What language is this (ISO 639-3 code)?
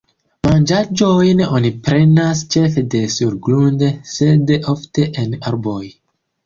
epo